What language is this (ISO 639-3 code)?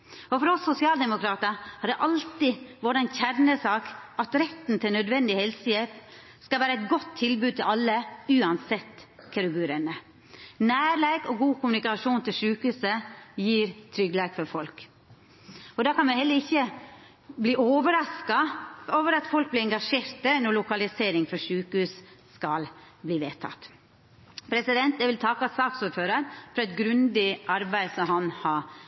nno